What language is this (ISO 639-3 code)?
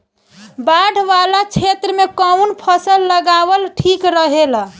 bho